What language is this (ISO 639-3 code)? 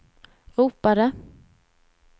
swe